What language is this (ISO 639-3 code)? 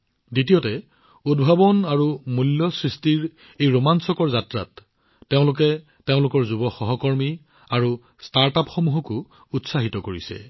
asm